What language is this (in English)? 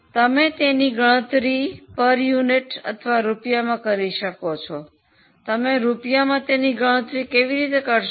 Gujarati